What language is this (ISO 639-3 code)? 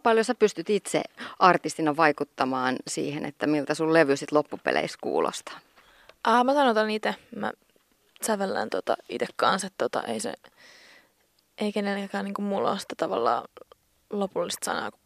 fin